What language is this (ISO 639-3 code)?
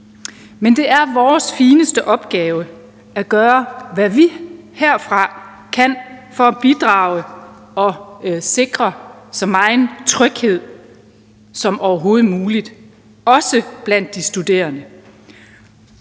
dan